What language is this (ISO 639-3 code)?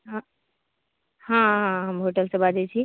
mai